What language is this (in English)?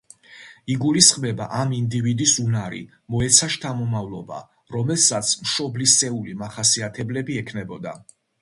Georgian